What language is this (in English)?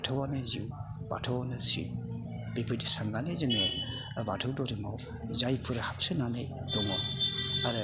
Bodo